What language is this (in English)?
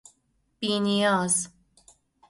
Persian